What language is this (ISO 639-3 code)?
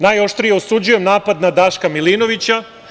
srp